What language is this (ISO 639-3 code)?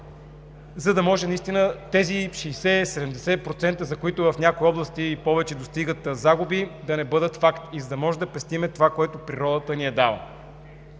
bul